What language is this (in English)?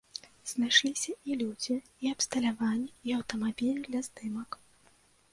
Belarusian